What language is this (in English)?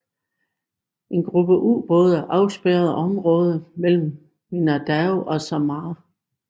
Danish